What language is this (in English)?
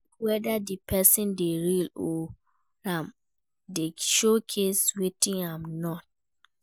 Nigerian Pidgin